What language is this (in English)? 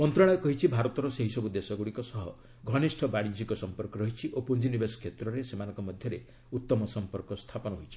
Odia